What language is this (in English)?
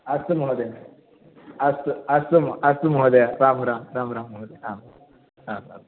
Sanskrit